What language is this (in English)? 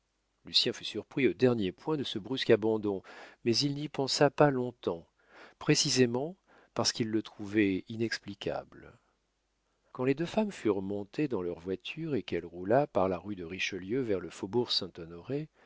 French